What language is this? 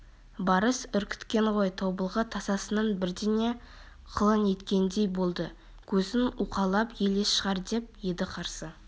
Kazakh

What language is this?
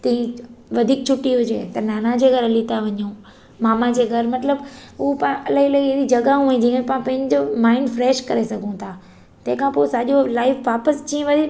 Sindhi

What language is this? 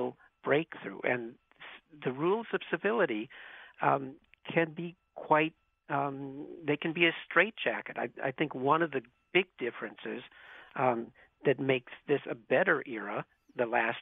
English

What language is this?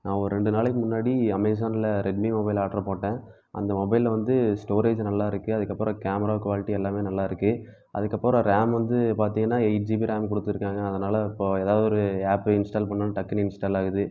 Tamil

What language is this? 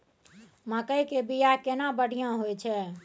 Maithili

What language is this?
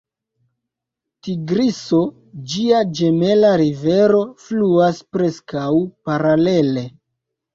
Esperanto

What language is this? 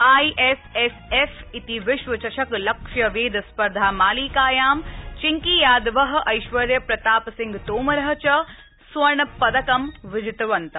Sanskrit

